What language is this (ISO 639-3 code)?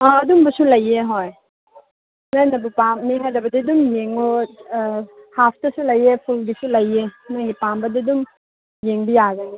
mni